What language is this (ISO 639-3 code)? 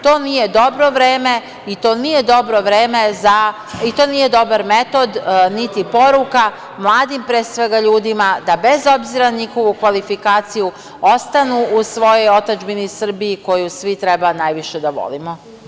srp